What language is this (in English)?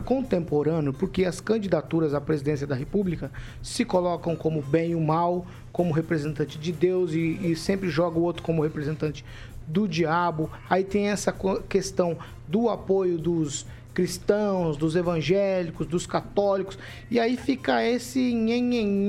Portuguese